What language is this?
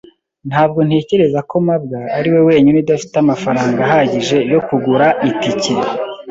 Kinyarwanda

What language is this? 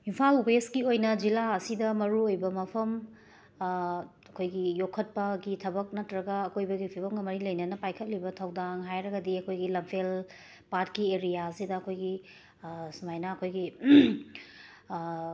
Manipuri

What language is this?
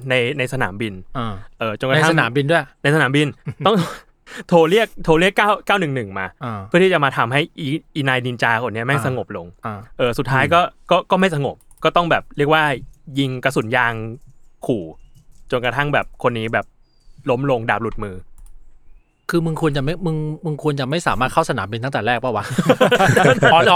Thai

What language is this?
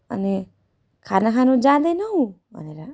Nepali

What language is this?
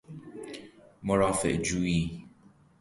Persian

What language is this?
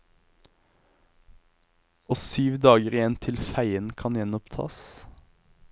Norwegian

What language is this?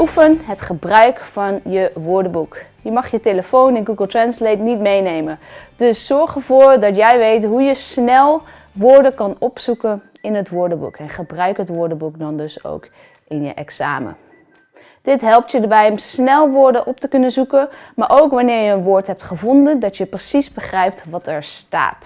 Dutch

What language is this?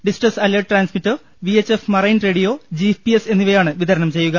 Malayalam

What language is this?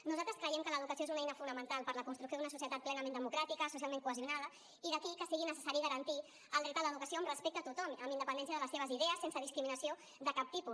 Catalan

